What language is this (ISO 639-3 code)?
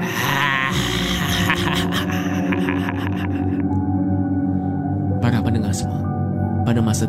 msa